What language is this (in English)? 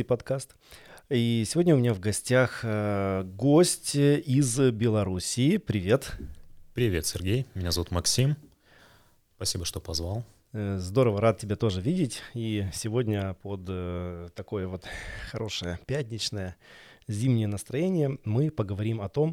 Russian